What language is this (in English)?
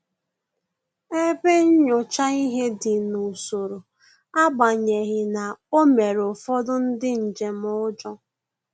Igbo